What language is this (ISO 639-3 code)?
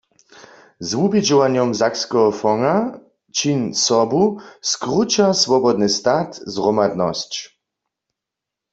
hsb